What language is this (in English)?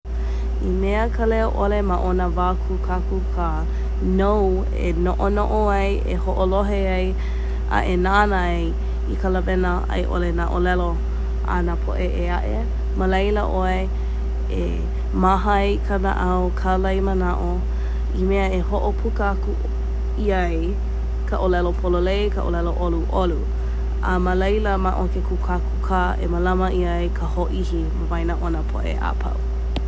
Hawaiian